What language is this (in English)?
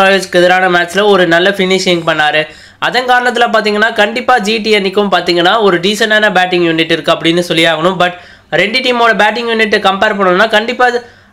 Tamil